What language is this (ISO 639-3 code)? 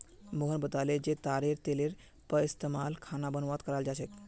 mag